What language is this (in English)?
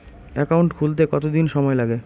Bangla